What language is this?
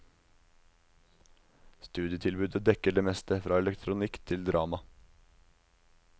Norwegian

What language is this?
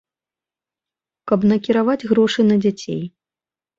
Belarusian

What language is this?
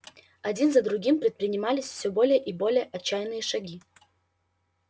Russian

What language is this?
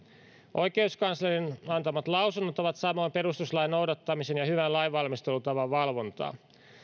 Finnish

